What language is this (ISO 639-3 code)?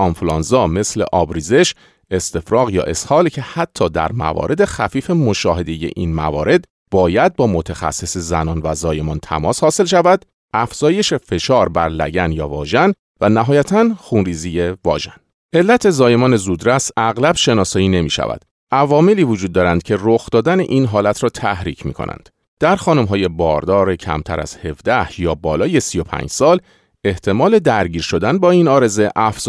fas